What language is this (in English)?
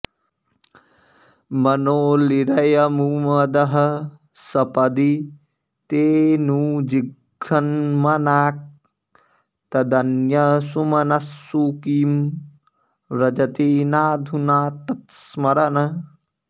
Sanskrit